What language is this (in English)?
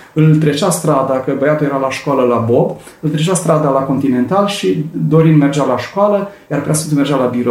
Romanian